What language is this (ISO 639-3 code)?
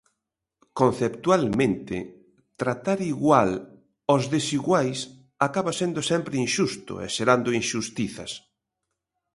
glg